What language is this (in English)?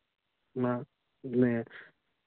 Santali